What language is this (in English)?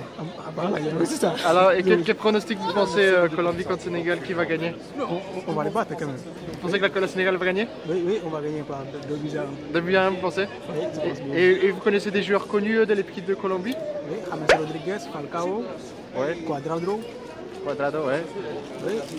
French